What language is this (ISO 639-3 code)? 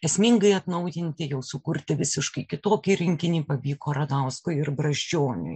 lit